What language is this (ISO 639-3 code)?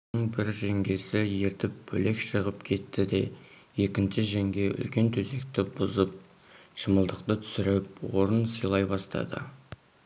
kaz